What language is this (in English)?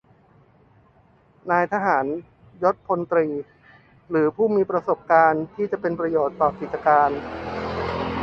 Thai